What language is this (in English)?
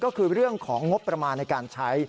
Thai